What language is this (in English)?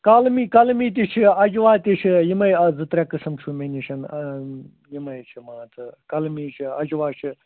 Kashmiri